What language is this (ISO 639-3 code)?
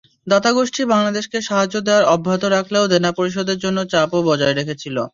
ben